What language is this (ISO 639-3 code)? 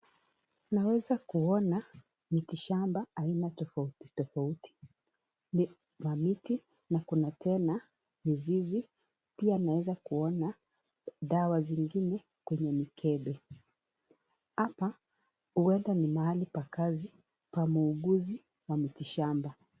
swa